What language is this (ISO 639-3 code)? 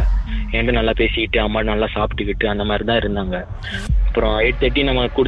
tam